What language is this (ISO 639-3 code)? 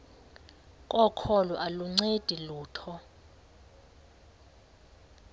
xho